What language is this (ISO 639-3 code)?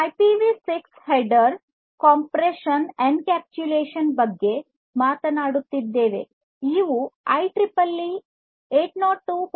kan